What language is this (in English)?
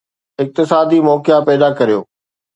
Sindhi